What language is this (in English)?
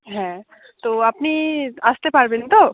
Bangla